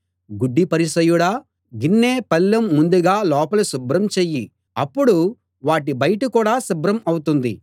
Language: Telugu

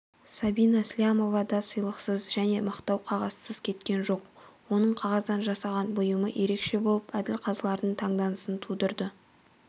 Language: Kazakh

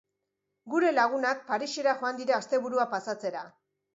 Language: Basque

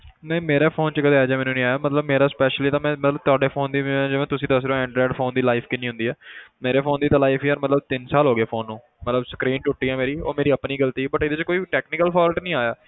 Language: Punjabi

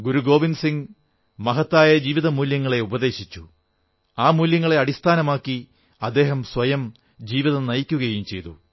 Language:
Malayalam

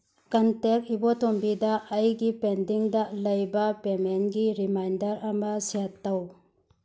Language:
Manipuri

